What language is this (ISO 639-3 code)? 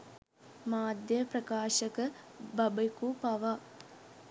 sin